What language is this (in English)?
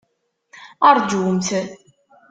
Kabyle